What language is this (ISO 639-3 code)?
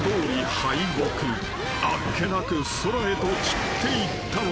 jpn